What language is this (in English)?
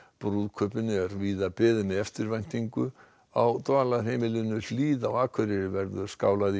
Icelandic